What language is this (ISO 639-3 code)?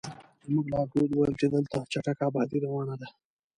pus